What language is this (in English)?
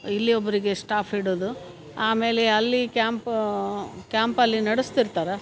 Kannada